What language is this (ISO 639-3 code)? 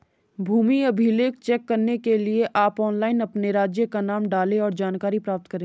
hin